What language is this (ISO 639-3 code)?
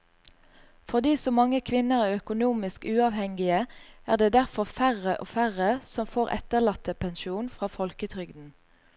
nor